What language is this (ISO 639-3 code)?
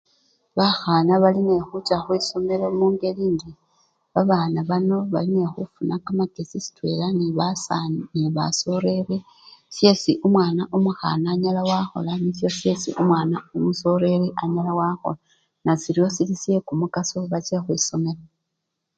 luy